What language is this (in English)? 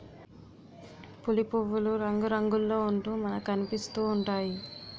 Telugu